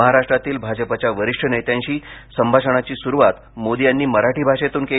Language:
Marathi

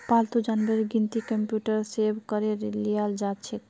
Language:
Magahi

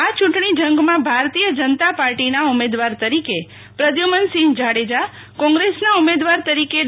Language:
Gujarati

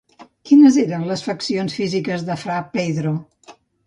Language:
Catalan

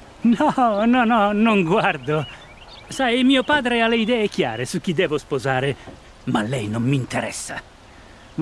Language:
Italian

